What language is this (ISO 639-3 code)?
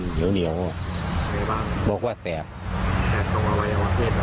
tha